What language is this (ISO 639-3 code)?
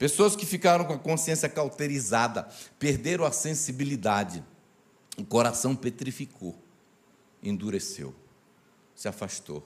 por